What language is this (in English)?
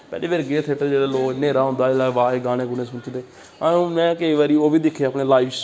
Dogri